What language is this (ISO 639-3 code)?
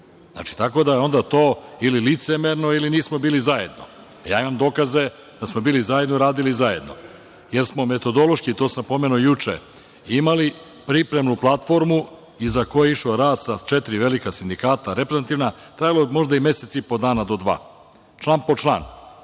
srp